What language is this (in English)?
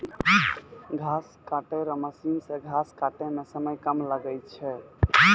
Maithili